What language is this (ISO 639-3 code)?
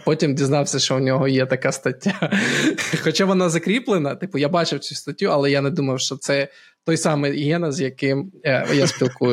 ukr